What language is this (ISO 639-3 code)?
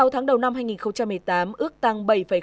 vie